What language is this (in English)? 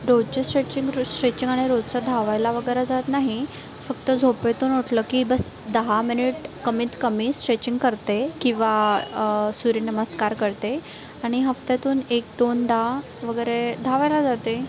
Marathi